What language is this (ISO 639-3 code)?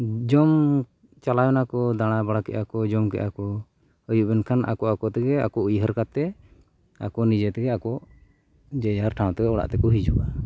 sat